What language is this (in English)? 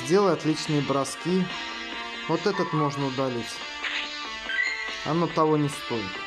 Russian